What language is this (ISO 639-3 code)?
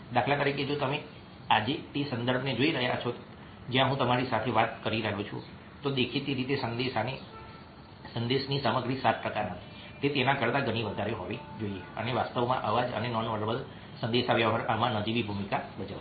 guj